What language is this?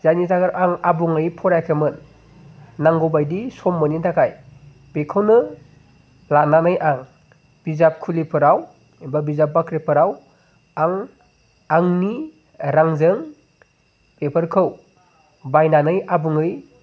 Bodo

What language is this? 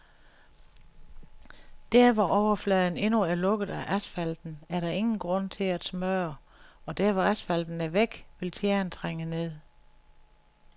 Danish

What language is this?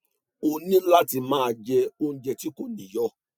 Yoruba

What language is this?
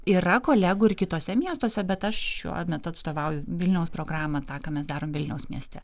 Lithuanian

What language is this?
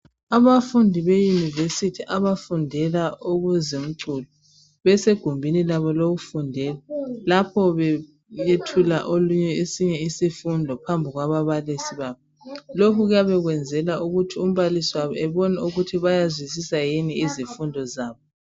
North Ndebele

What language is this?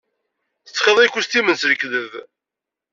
Kabyle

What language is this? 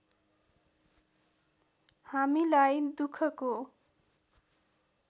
Nepali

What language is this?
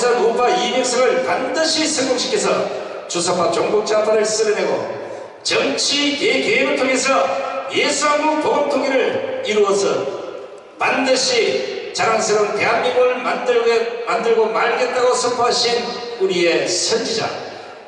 Korean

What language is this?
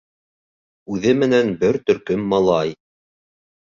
Bashkir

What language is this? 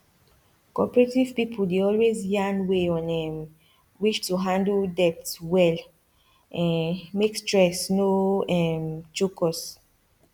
Nigerian Pidgin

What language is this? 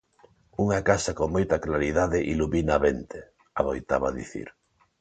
Galician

